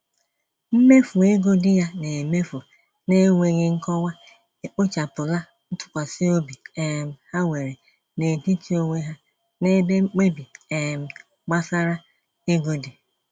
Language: Igbo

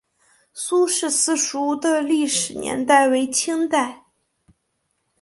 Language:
Chinese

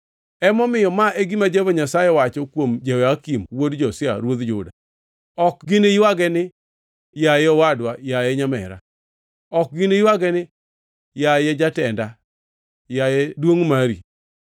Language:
Luo (Kenya and Tanzania)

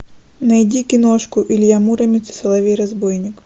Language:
Russian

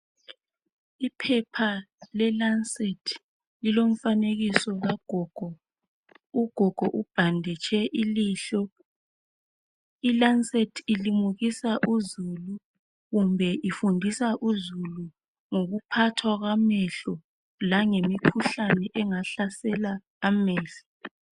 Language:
North Ndebele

